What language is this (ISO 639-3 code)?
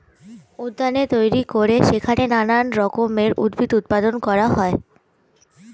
ben